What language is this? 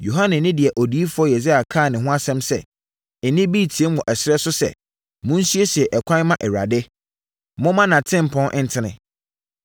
Akan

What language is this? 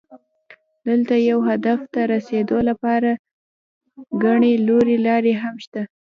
Pashto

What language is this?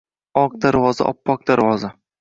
Uzbek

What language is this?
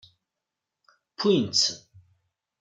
Kabyle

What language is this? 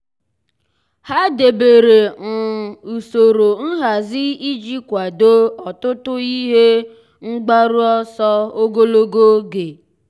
Igbo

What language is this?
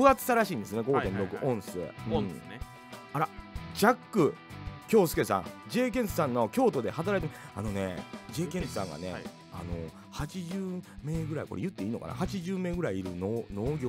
Japanese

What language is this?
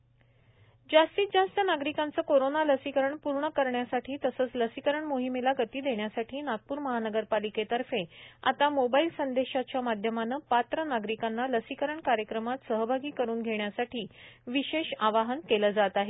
Marathi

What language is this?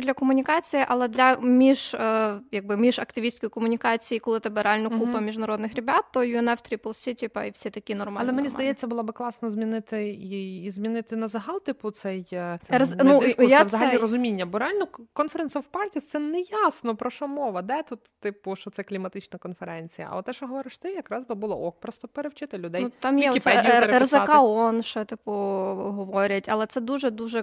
Ukrainian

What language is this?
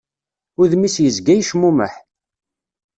Kabyle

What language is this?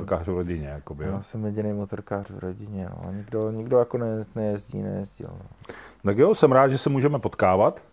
Czech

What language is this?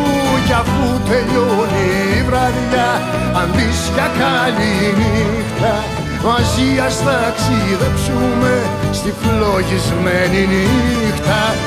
Greek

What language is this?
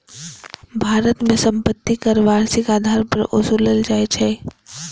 Maithili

